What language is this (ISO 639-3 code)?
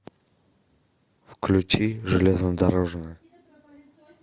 rus